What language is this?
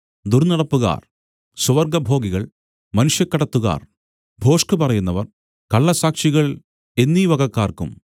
Malayalam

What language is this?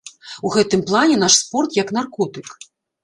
Belarusian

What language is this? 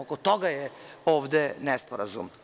Serbian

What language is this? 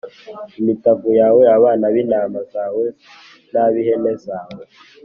Kinyarwanda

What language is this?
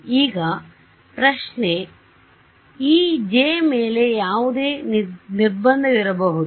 Kannada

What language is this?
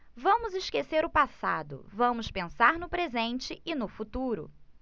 Portuguese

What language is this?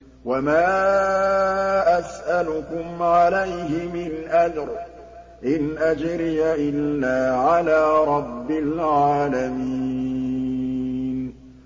Arabic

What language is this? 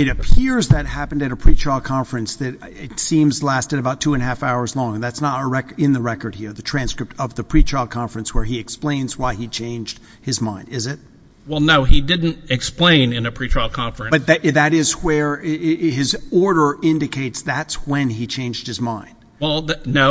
English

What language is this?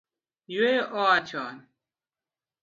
Luo (Kenya and Tanzania)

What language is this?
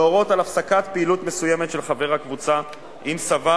Hebrew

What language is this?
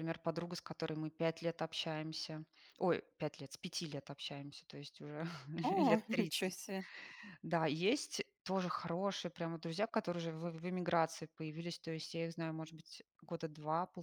Russian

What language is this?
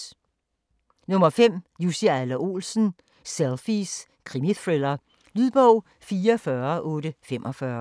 Danish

